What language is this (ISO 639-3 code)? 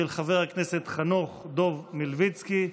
heb